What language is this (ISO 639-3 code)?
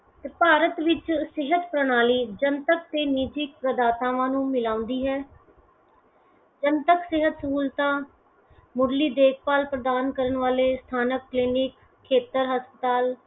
pan